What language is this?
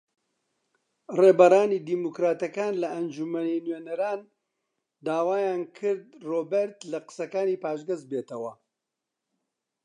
Central Kurdish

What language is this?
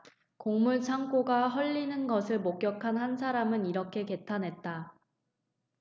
Korean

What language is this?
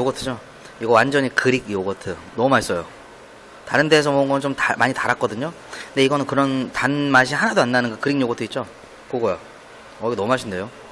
Korean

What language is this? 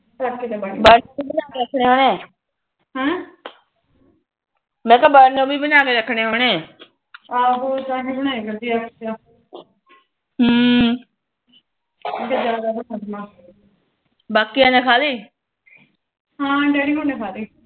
Punjabi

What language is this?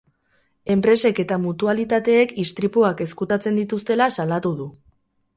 Basque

